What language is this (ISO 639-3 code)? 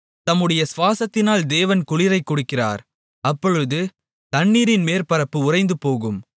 tam